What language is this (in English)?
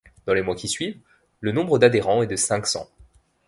French